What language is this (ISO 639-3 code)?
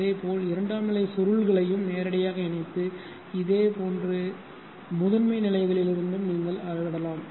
tam